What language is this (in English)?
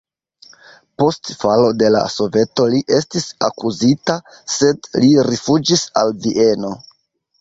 Esperanto